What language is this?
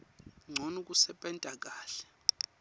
Swati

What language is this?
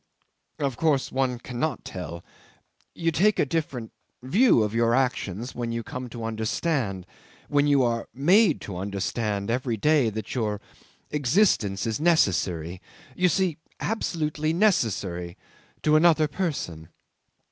English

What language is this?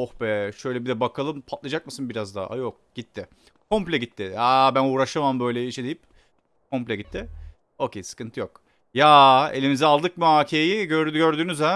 Turkish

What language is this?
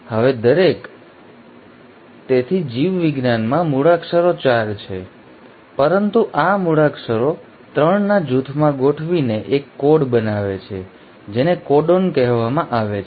Gujarati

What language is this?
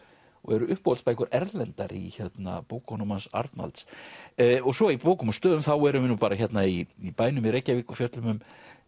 Icelandic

